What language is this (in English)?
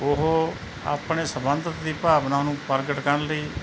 Punjabi